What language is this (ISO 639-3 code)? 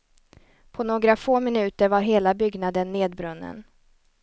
swe